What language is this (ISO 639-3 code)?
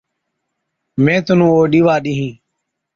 odk